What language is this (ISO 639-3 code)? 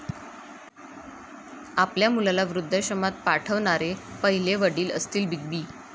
mar